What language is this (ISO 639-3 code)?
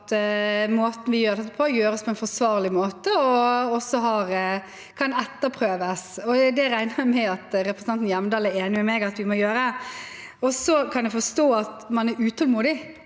nor